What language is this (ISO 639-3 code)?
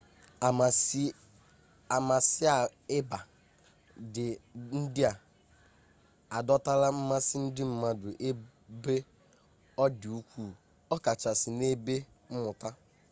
ibo